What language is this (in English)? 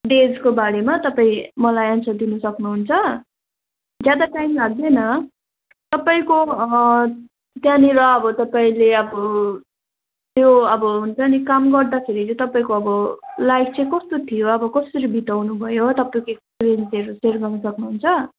Nepali